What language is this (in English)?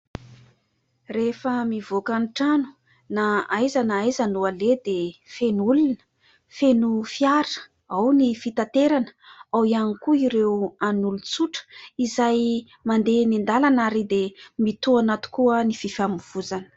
Malagasy